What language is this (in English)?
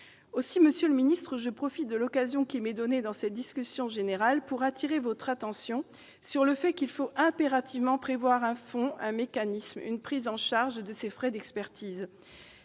French